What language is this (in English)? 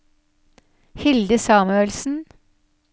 Norwegian